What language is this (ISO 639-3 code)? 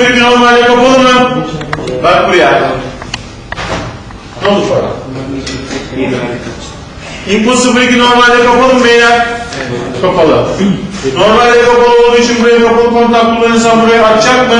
tur